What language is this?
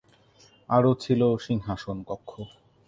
Bangla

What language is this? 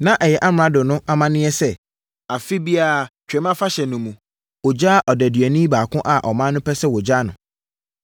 Akan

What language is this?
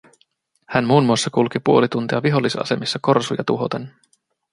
Finnish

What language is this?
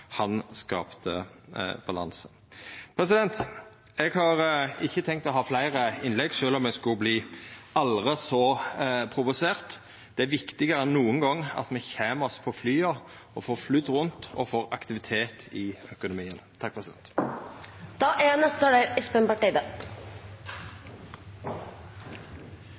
Norwegian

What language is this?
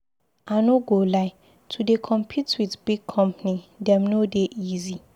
Nigerian Pidgin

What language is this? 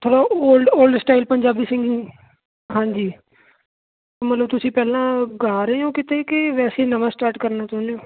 Punjabi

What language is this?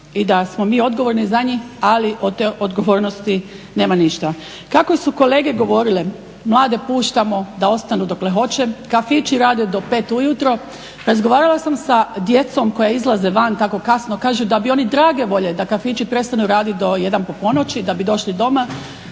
Croatian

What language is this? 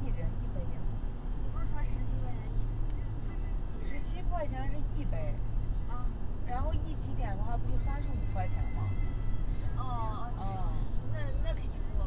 Chinese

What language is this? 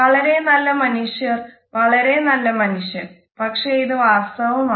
Malayalam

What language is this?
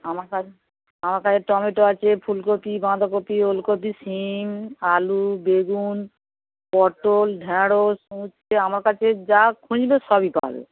Bangla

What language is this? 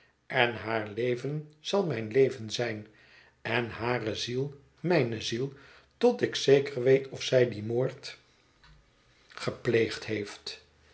Dutch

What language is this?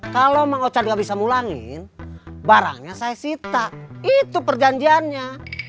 Indonesian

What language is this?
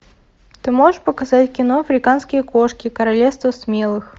Russian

